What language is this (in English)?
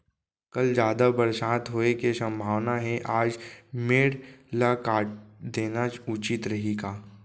Chhattisgarhi